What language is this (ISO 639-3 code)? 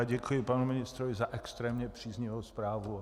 ces